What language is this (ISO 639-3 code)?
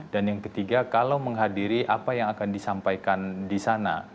ind